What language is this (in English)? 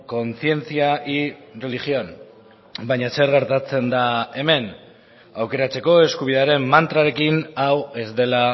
Basque